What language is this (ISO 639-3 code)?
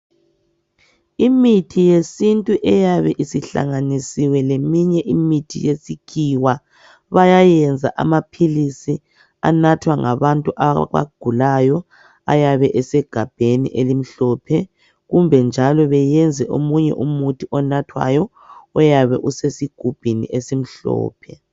nde